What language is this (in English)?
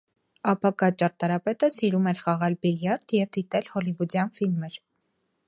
Armenian